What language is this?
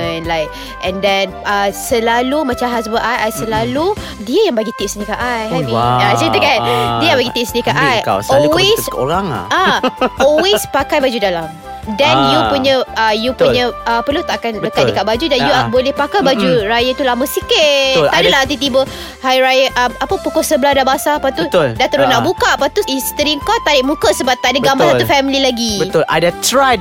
Malay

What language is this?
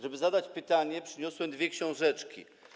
Polish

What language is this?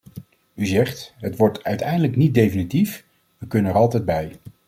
Dutch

